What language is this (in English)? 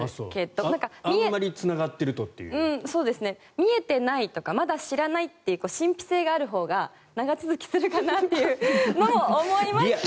Japanese